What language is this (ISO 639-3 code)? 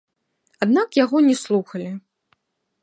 bel